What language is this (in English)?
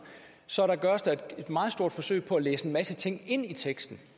Danish